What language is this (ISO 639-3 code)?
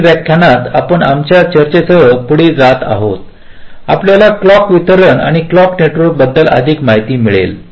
mar